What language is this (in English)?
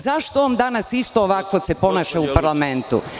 Serbian